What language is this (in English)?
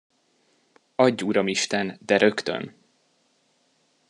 Hungarian